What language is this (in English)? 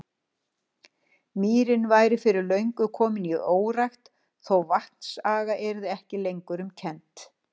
Icelandic